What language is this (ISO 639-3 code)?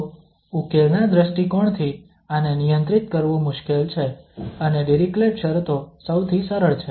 guj